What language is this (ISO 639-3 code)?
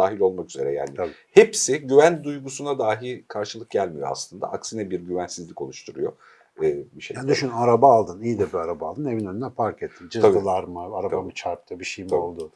tur